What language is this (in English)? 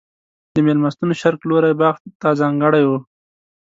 Pashto